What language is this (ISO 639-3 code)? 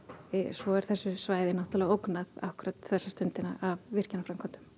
isl